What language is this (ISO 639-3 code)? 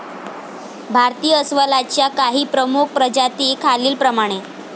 mar